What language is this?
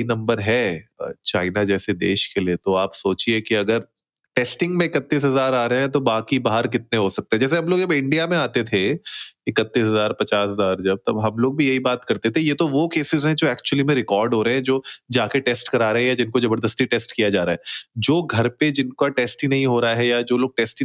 Hindi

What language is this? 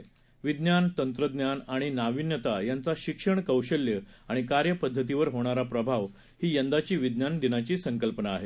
Marathi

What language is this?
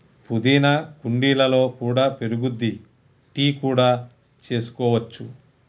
Telugu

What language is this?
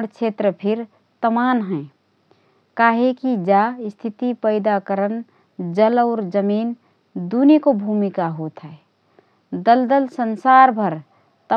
Rana Tharu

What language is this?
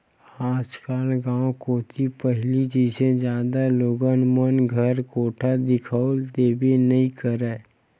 Chhattisgarhi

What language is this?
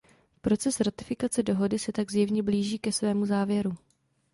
Czech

